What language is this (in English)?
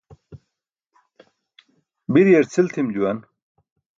Burushaski